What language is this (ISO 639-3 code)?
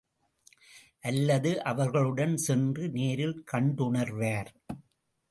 tam